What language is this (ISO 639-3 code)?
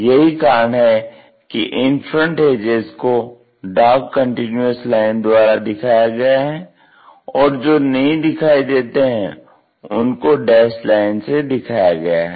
hin